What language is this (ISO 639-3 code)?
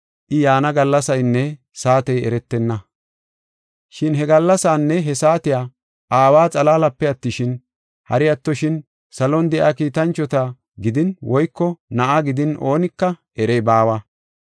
gof